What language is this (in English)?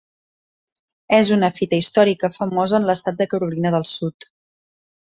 Catalan